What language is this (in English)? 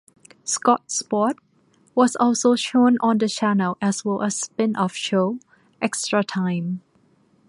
English